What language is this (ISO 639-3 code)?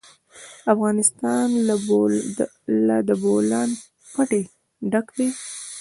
pus